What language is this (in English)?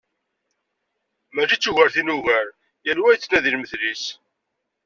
Kabyle